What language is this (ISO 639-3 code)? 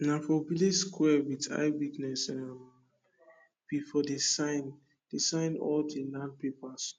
pcm